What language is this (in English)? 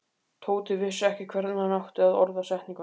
Icelandic